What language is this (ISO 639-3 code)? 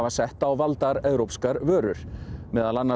isl